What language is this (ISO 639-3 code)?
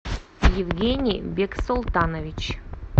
rus